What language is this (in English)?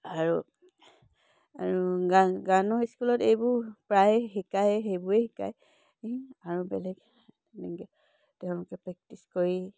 Assamese